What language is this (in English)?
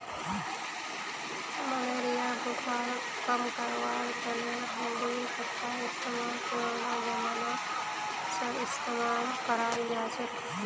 Magahi